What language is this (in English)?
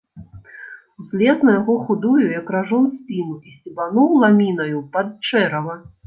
Belarusian